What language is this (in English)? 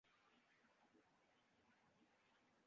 Uzbek